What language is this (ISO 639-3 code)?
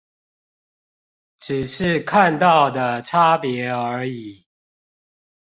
zho